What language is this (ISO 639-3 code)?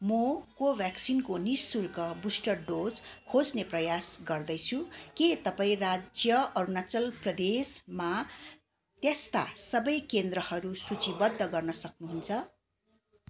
nep